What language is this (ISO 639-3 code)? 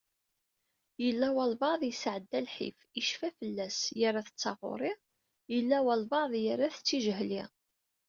kab